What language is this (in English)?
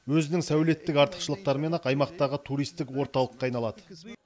Kazakh